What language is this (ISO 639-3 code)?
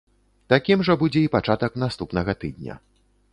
bel